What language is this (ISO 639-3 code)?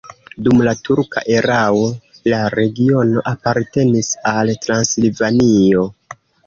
epo